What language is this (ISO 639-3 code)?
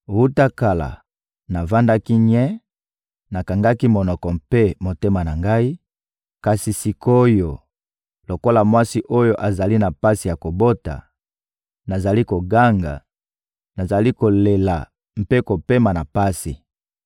lin